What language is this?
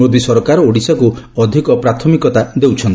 Odia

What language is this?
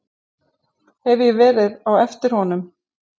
Icelandic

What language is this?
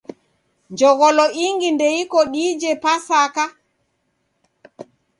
Taita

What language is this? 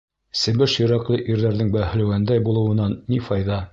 Bashkir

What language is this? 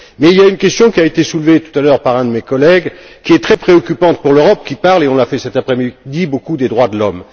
French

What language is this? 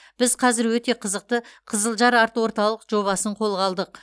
Kazakh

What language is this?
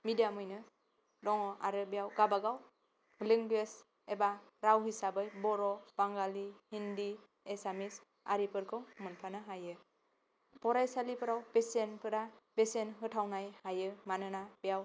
Bodo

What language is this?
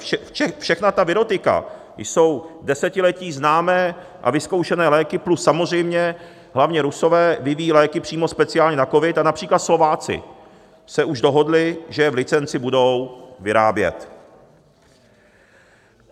Czech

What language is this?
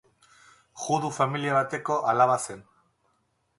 Basque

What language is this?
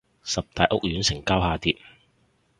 Cantonese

